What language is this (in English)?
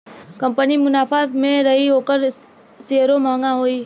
Bhojpuri